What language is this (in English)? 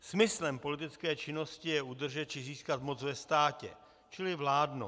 Czech